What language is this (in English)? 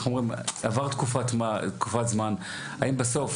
Hebrew